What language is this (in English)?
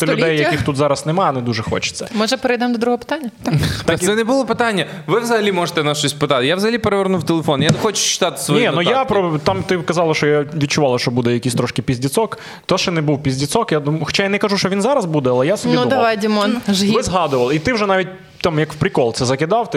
Ukrainian